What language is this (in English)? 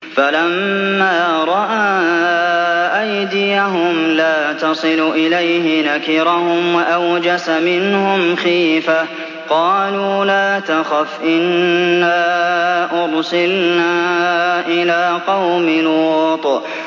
Arabic